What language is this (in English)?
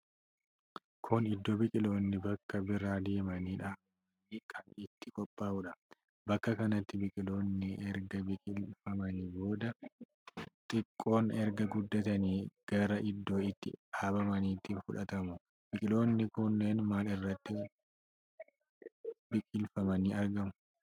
Oromo